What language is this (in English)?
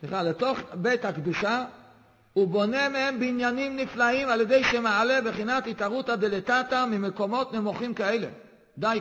Hebrew